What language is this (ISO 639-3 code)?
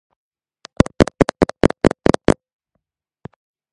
kat